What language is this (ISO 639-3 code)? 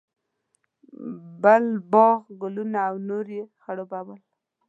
pus